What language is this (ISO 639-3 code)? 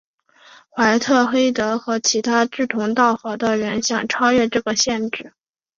zho